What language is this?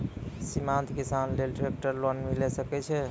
Maithili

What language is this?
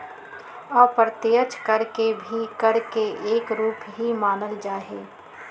Magahi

